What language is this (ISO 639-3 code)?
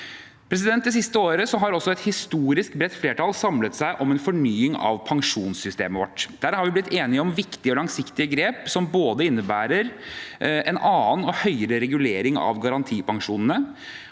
nor